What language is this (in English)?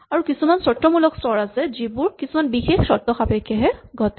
Assamese